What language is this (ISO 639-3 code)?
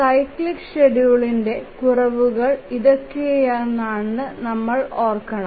mal